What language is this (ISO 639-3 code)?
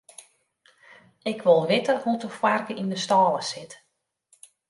fry